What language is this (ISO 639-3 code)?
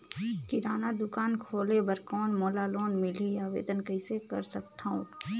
hne